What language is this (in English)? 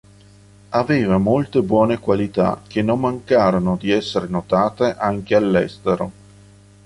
Italian